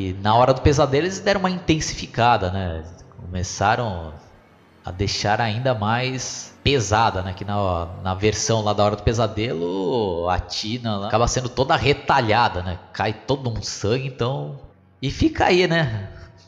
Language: Portuguese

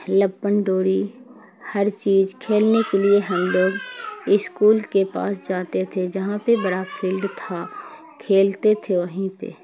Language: Urdu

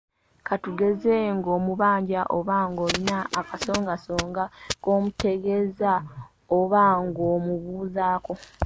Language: Ganda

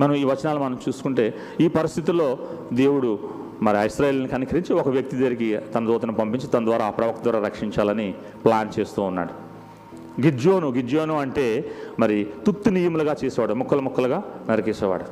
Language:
Telugu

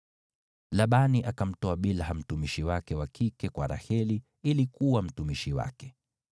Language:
Swahili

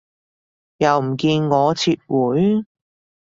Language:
Cantonese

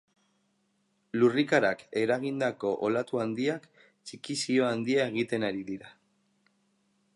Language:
Basque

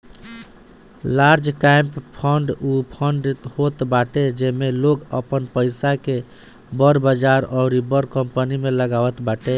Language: Bhojpuri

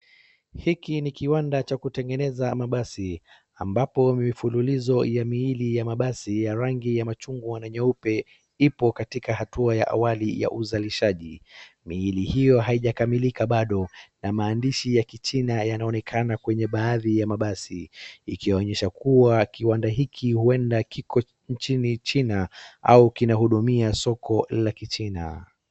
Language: Swahili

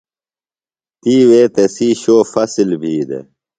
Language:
Phalura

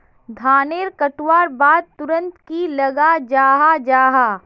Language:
Magahi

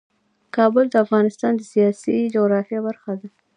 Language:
Pashto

